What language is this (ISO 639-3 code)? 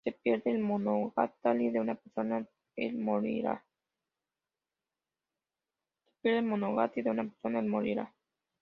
spa